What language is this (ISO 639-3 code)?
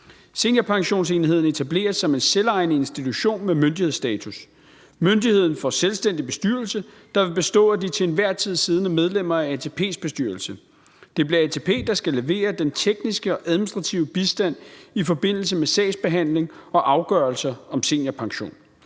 dan